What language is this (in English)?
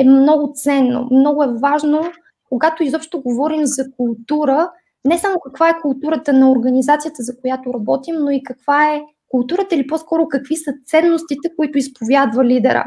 Bulgarian